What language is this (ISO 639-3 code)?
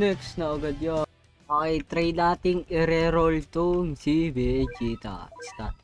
fil